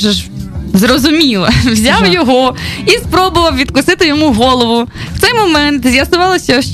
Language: Ukrainian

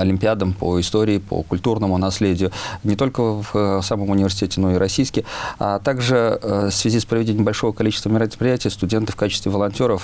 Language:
Russian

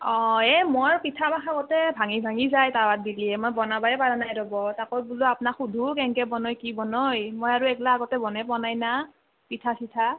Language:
Assamese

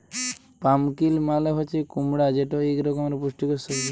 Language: Bangla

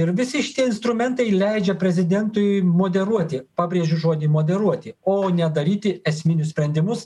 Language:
Lithuanian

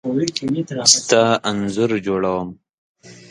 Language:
Pashto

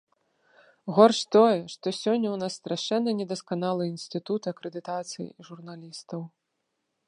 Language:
Belarusian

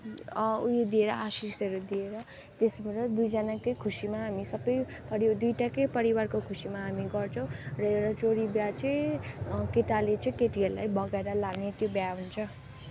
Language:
Nepali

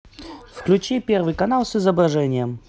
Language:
Russian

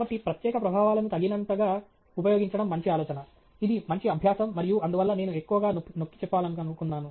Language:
Telugu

